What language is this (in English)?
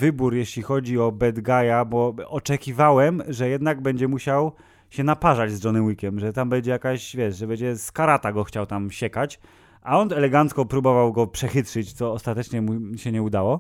Polish